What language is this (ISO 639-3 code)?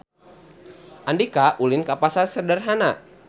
sun